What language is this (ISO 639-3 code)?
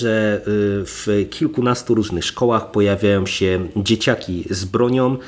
pol